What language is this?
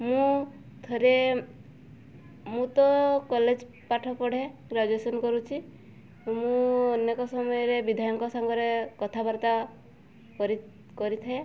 Odia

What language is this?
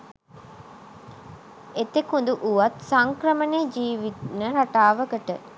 Sinhala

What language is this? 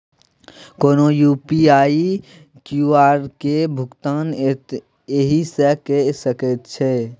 Maithili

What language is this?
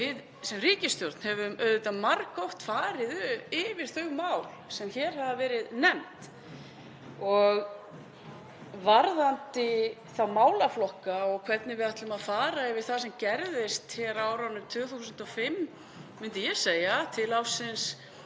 Icelandic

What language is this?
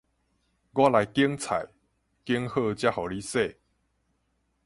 Min Nan Chinese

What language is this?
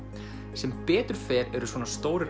Icelandic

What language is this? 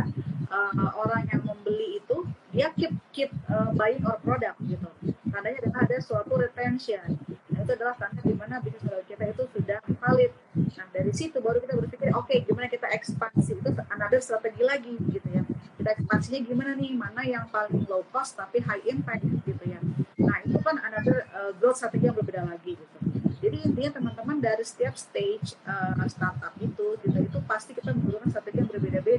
Indonesian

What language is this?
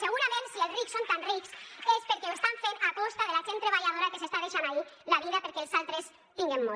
Catalan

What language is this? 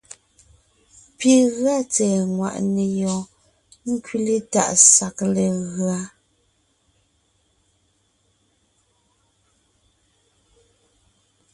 Ngiemboon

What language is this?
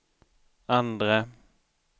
Swedish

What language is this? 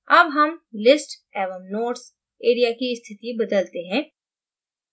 Hindi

